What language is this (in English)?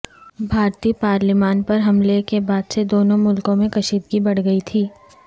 Urdu